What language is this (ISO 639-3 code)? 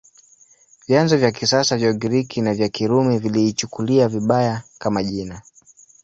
swa